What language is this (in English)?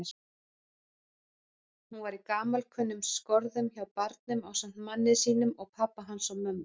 Icelandic